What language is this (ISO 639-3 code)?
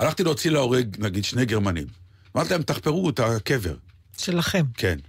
heb